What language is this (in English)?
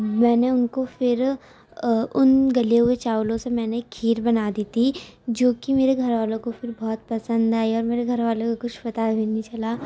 Urdu